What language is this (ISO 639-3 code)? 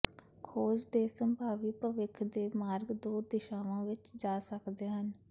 pan